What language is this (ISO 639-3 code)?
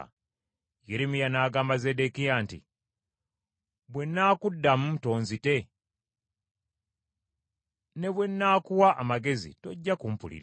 lug